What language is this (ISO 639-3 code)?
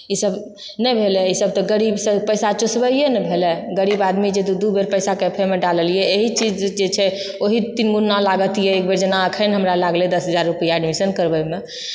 mai